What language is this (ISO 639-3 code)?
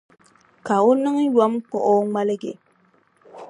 dag